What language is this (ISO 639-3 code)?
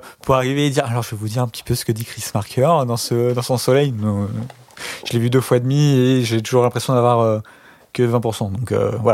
fra